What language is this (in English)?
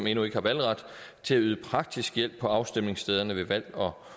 Danish